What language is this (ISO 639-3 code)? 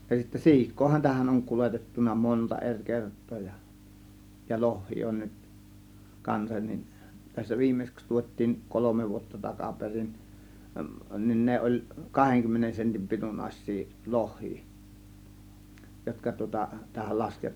fin